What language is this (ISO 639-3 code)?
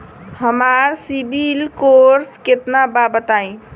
bho